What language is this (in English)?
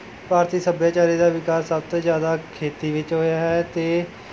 Punjabi